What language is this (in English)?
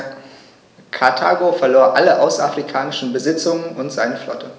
German